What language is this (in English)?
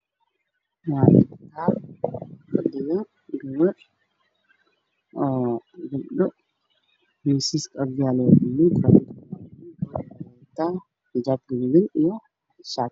Somali